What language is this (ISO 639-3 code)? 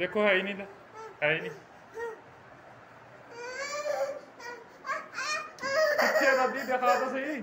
pan